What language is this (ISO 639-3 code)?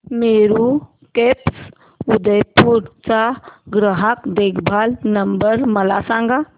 mar